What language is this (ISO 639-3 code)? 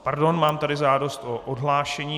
ces